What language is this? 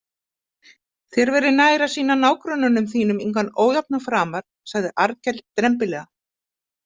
Icelandic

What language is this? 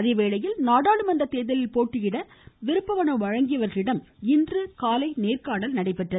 Tamil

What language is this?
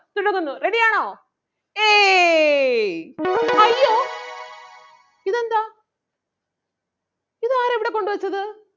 Malayalam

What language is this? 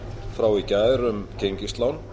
Icelandic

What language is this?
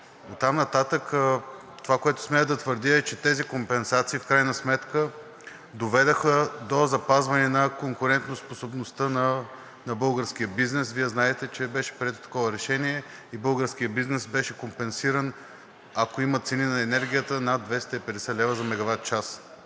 Bulgarian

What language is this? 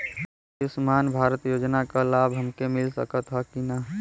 Bhojpuri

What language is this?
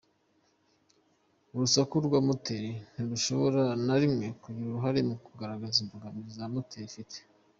Kinyarwanda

